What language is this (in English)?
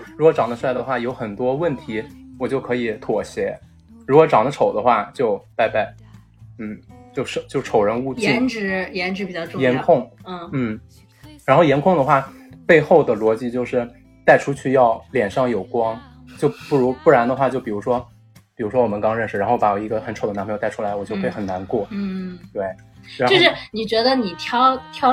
Chinese